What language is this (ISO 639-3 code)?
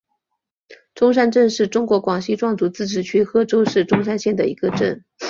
zho